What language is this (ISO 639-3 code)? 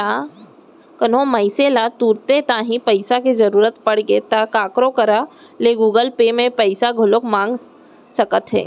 hne